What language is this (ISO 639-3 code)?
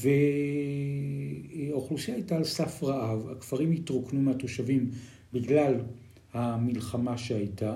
heb